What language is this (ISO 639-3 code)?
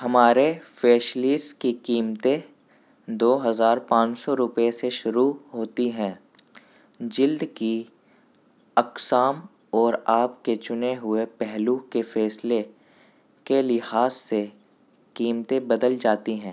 urd